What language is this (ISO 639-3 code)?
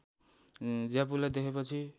nep